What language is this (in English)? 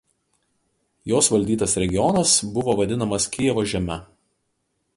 Lithuanian